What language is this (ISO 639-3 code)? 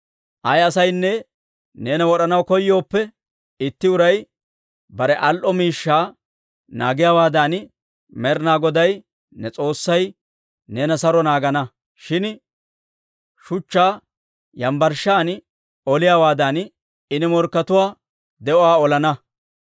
dwr